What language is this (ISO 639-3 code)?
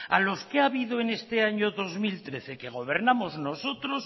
spa